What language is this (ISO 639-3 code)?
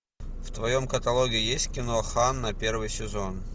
rus